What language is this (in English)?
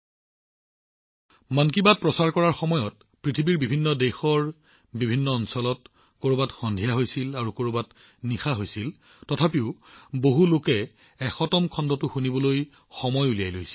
Assamese